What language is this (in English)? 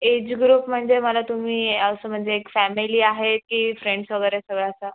Marathi